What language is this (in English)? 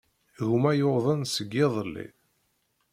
Kabyle